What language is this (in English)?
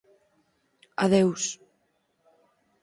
Galician